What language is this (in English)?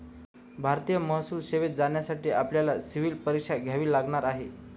Marathi